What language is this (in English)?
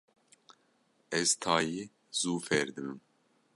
Kurdish